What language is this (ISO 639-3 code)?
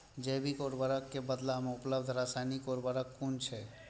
mai